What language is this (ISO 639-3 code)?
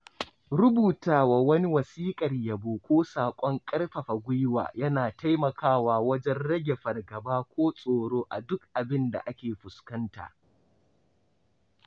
hau